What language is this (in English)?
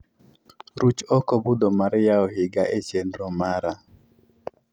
Luo (Kenya and Tanzania)